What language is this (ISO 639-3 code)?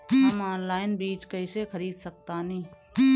bho